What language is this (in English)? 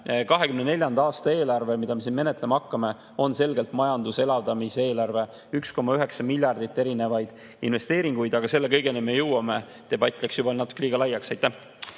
Estonian